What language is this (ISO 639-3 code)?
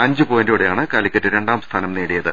mal